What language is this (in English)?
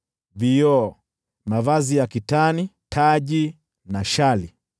Swahili